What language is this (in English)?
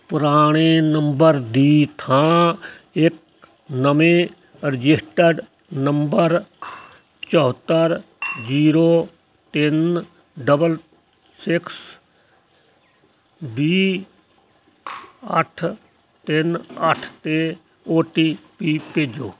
Punjabi